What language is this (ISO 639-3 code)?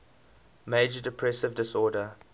eng